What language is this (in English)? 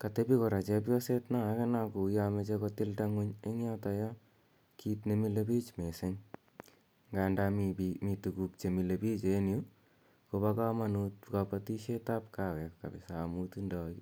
Kalenjin